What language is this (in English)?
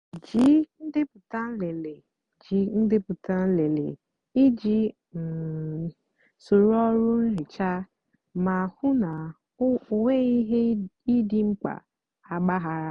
Igbo